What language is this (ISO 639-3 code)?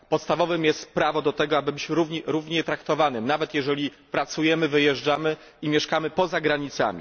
pol